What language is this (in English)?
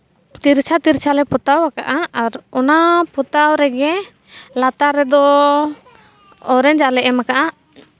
Santali